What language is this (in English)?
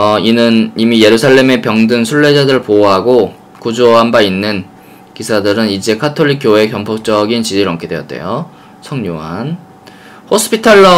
Korean